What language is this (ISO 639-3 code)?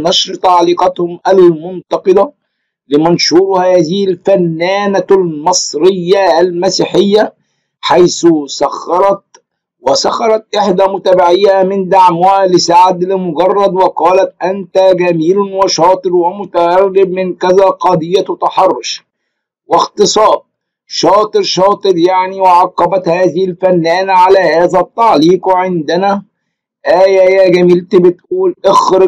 ara